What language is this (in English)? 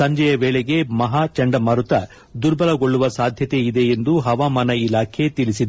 Kannada